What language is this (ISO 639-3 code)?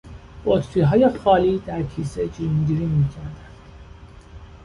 fas